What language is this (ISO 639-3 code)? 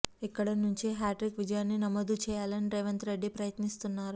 tel